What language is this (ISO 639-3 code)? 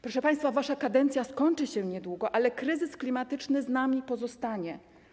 pol